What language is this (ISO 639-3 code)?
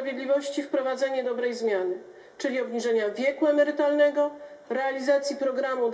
pol